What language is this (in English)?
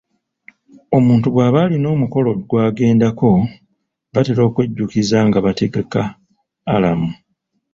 Ganda